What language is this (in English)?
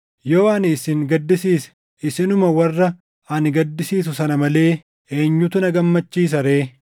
Oromo